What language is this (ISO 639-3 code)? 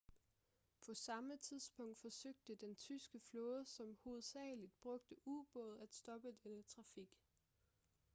dan